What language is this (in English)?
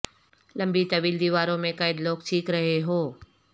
Urdu